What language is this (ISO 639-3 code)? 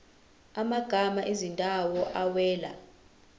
zul